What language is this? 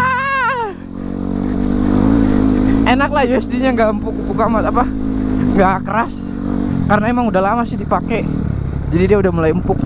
Indonesian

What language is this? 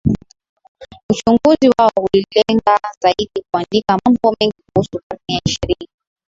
Swahili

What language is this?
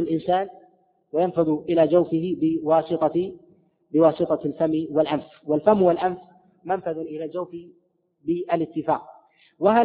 Arabic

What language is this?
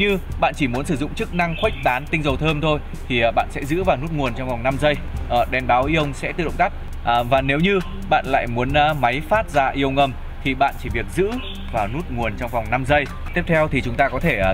Vietnamese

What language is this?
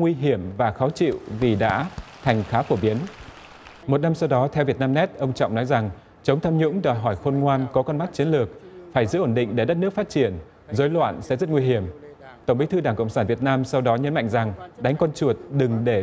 Vietnamese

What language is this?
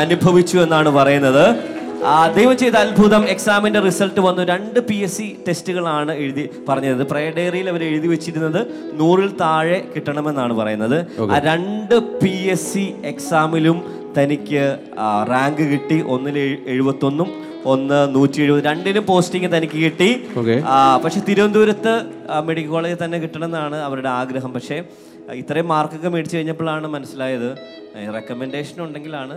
Malayalam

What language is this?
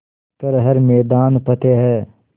Hindi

